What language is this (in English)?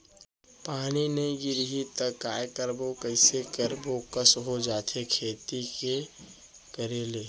Chhattisgarhi